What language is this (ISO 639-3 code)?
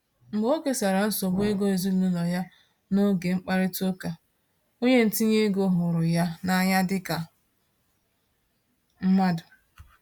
ibo